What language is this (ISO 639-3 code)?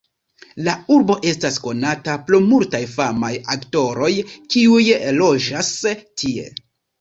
epo